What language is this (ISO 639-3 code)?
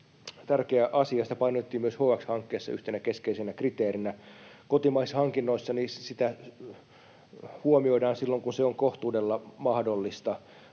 fin